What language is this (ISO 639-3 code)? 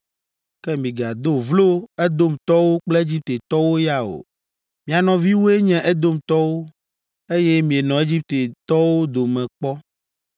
ewe